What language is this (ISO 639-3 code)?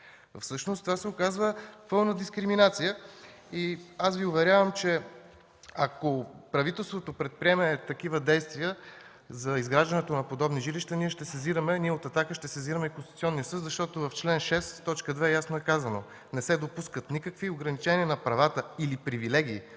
bul